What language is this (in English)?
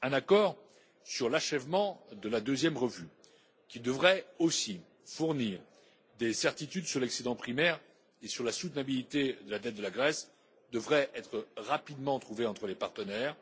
French